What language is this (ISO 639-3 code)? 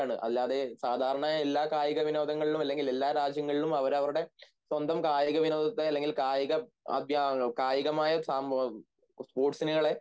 mal